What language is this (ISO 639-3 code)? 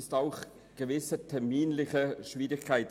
gsw